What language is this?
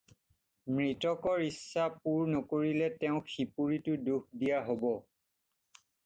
Assamese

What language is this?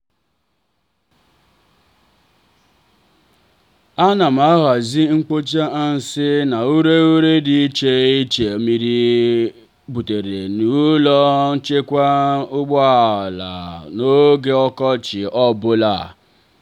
Igbo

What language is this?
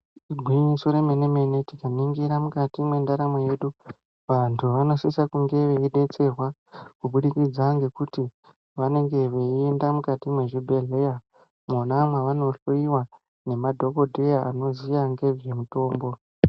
Ndau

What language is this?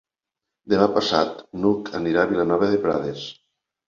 Catalan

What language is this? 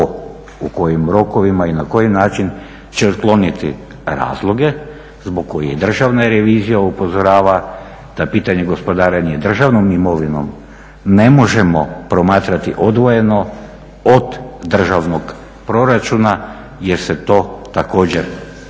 Croatian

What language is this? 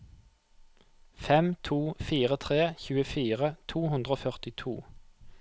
Norwegian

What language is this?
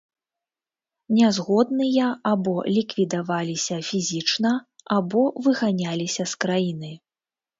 Belarusian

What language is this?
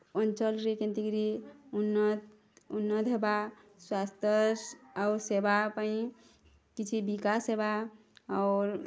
Odia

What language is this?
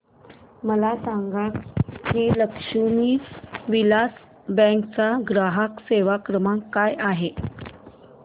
Marathi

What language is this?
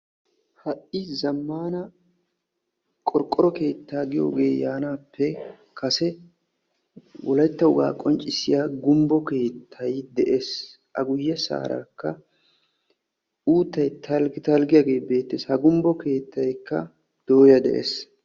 Wolaytta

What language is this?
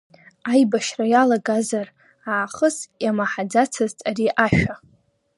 Abkhazian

